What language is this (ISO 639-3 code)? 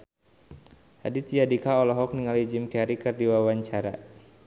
sun